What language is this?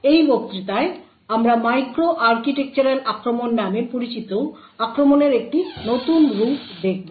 Bangla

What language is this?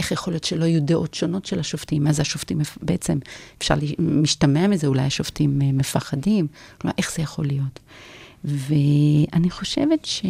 Hebrew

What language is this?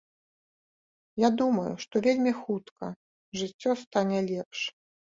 Belarusian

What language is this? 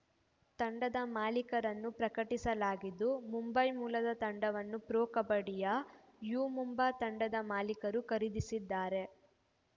Kannada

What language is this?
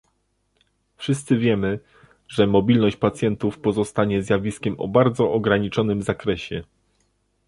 Polish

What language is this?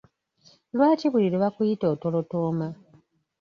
Ganda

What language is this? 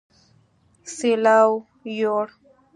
Pashto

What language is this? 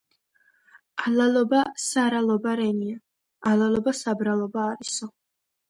Georgian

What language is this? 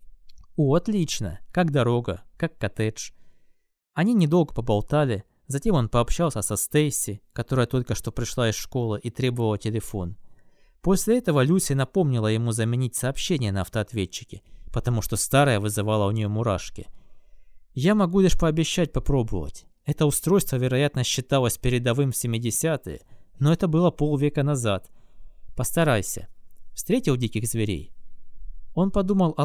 Russian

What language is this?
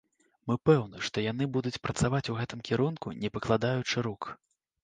Belarusian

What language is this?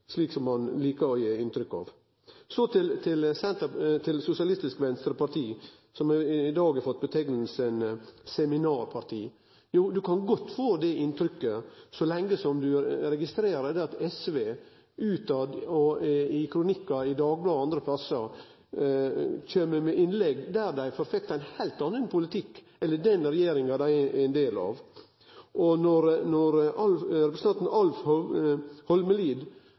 Norwegian Nynorsk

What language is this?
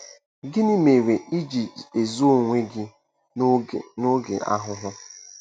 Igbo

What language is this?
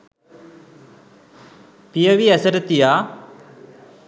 Sinhala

